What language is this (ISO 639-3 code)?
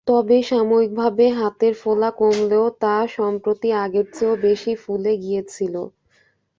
ben